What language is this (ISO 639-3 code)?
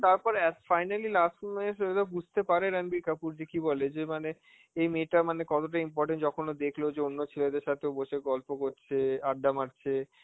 ben